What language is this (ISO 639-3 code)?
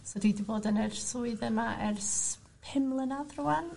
cym